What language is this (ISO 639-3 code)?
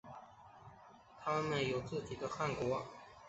zho